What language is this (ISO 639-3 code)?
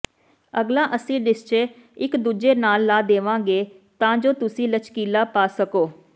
pan